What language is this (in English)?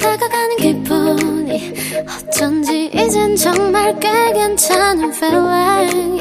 Korean